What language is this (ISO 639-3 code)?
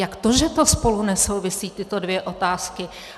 ces